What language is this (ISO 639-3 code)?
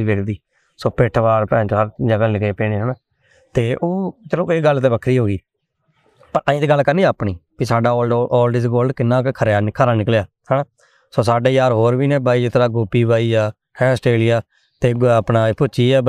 pan